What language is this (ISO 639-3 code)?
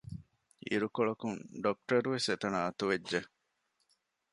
div